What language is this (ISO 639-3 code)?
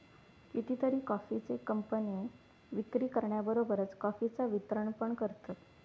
mar